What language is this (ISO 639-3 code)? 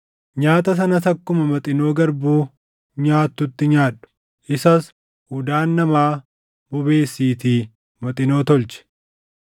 orm